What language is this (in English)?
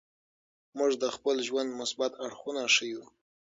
Pashto